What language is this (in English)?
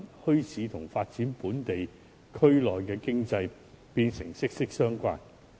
Cantonese